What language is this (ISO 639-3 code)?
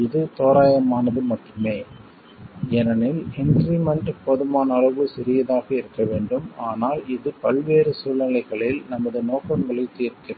tam